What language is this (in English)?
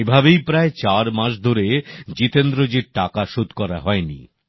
Bangla